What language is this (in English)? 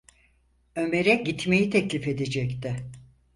Turkish